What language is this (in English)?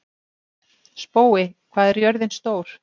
Icelandic